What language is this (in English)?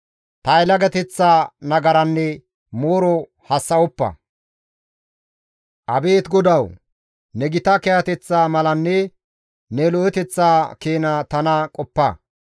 Gamo